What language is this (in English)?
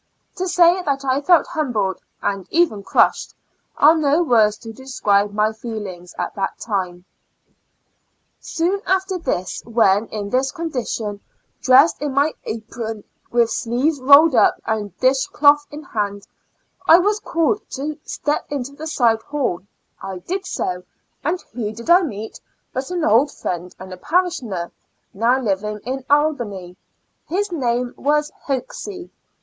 English